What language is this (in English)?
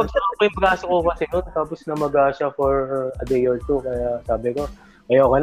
Filipino